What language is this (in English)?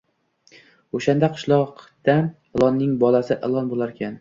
Uzbek